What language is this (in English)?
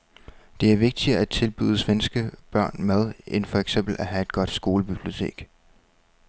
Danish